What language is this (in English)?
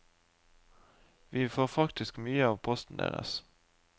Norwegian